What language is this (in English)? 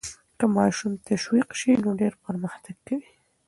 Pashto